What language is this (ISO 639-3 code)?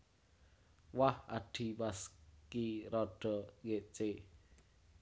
jav